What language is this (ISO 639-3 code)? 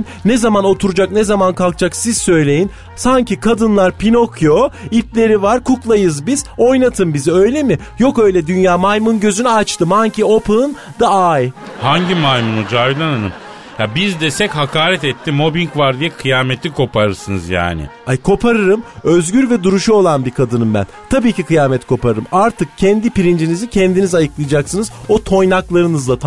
tur